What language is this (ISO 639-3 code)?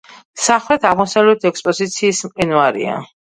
kat